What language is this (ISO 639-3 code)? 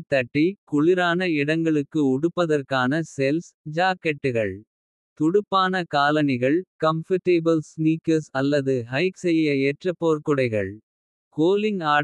kfe